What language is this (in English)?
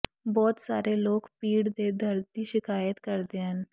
Punjabi